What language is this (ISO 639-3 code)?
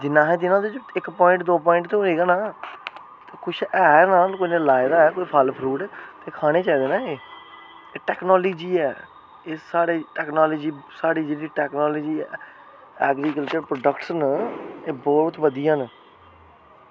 doi